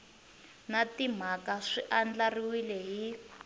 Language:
Tsonga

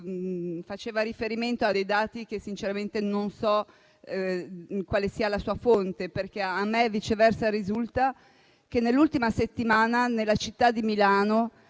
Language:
Italian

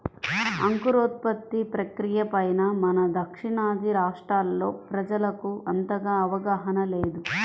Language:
Telugu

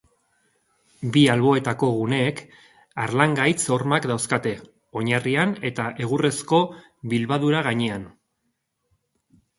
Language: Basque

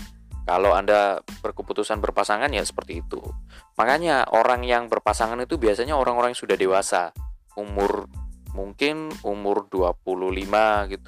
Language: Indonesian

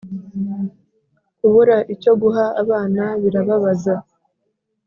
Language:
Kinyarwanda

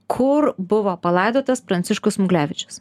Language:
Lithuanian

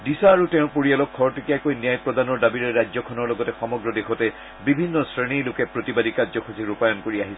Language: Assamese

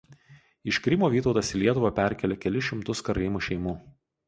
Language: Lithuanian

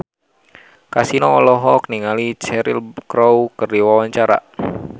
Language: Sundanese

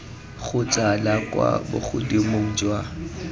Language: Tswana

